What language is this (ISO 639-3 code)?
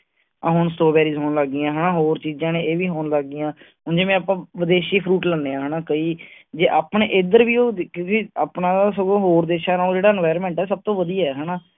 pan